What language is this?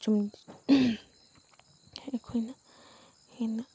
Manipuri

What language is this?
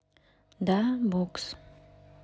Russian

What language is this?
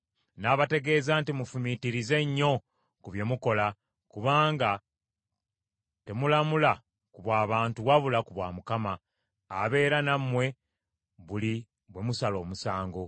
Ganda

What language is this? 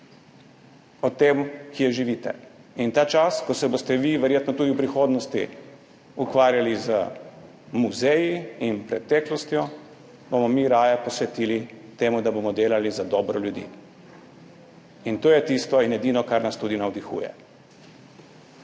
Slovenian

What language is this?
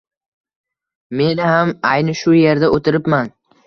Uzbek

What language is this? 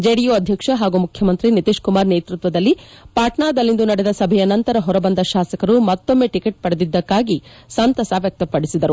Kannada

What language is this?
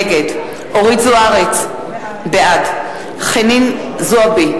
Hebrew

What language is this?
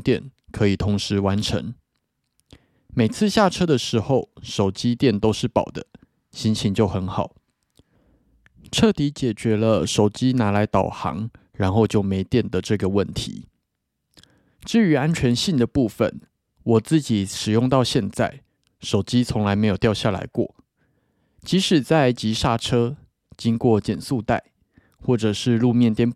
Chinese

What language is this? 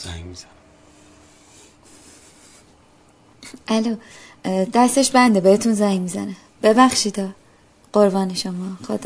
Persian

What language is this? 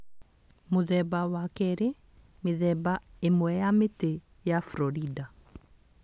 Kikuyu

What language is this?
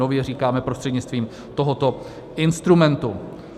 Czech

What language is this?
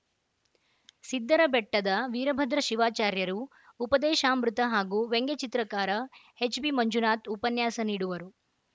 Kannada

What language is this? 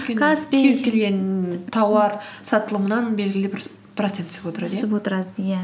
Kazakh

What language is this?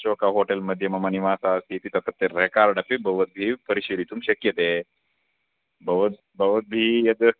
Sanskrit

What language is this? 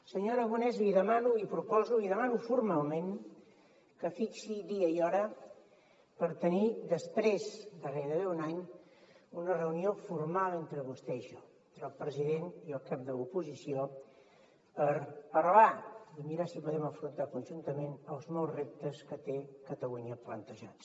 Catalan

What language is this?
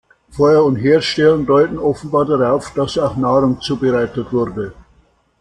German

